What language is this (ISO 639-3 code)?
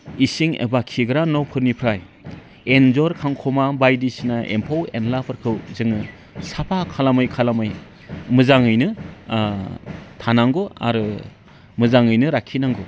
brx